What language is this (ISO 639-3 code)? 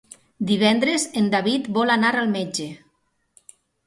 cat